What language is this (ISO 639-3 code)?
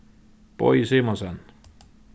fao